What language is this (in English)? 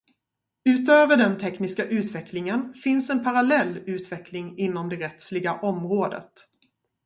Swedish